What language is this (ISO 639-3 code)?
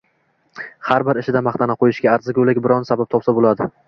uzb